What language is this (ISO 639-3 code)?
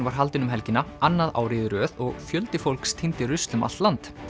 isl